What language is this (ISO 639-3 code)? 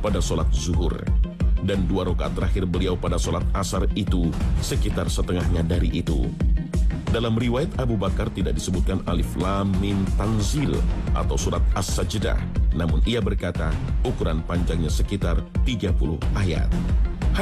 ind